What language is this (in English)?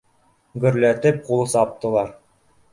Bashkir